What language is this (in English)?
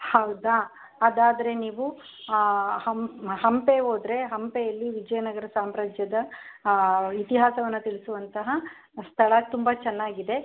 Kannada